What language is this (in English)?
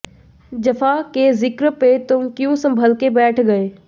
Hindi